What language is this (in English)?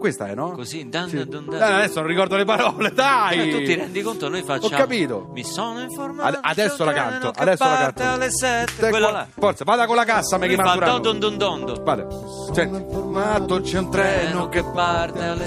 Italian